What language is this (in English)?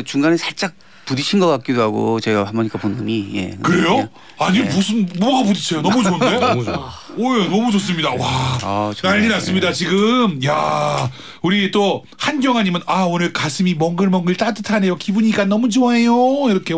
Korean